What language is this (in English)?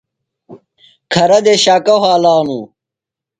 Phalura